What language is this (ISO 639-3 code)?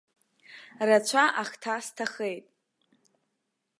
abk